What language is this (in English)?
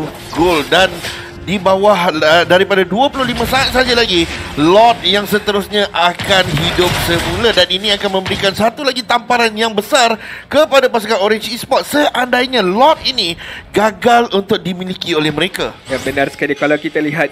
Malay